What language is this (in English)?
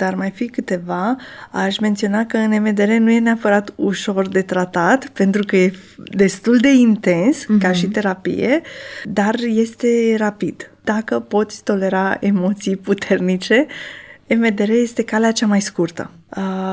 Romanian